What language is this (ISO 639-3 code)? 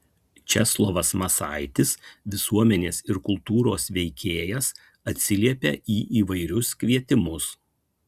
lit